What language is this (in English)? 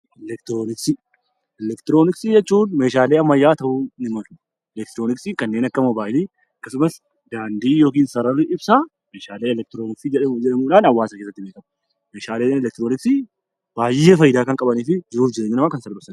Oromo